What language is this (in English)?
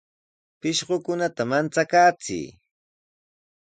Sihuas Ancash Quechua